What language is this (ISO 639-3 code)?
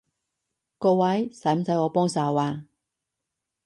yue